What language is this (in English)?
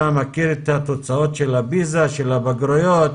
Hebrew